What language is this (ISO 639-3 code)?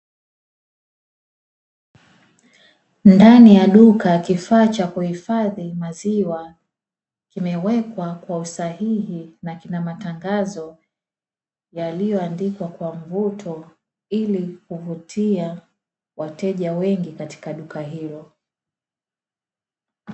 swa